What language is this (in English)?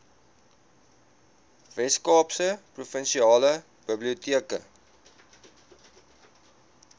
Afrikaans